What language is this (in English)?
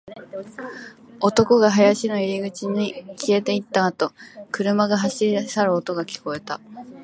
Japanese